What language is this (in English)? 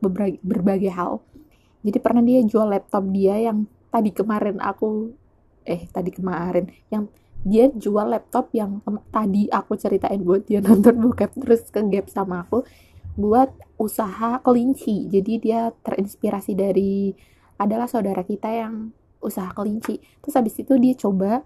Indonesian